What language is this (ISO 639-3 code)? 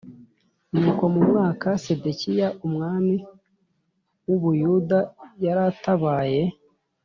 kin